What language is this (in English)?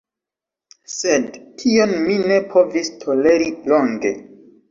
Esperanto